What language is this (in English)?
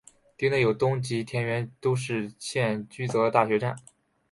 Chinese